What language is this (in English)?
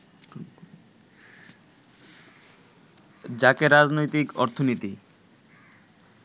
Bangla